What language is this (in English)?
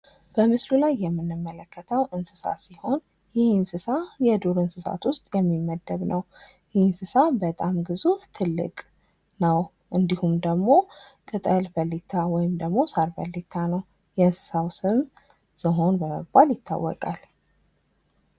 Amharic